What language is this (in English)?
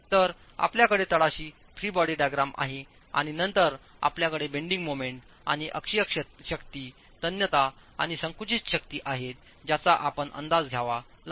Marathi